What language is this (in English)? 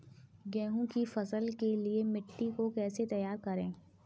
Hindi